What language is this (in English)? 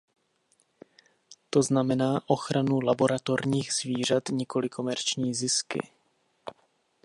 Czech